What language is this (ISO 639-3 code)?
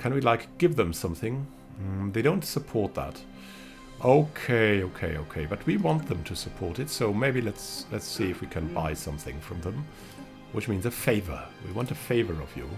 eng